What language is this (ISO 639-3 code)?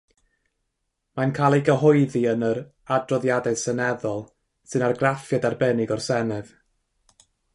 cym